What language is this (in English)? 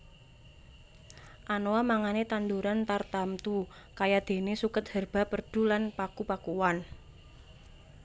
Javanese